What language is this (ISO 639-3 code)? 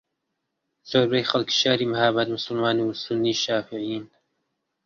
ckb